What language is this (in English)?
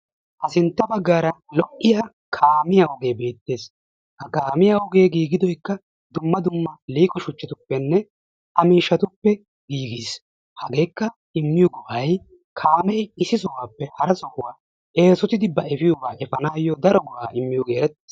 Wolaytta